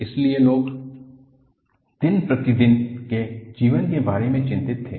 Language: Hindi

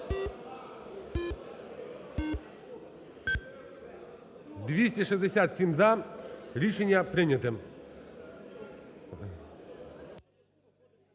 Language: Ukrainian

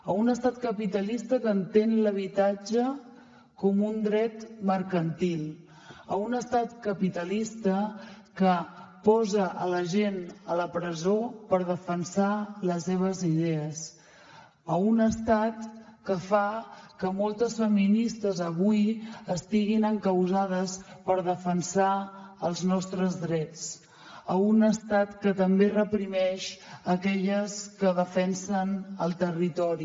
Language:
Catalan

